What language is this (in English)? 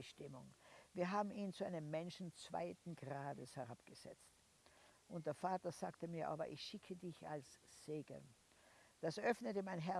German